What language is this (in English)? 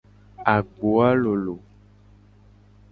Gen